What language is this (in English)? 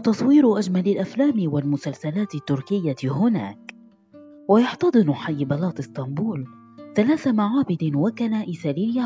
Arabic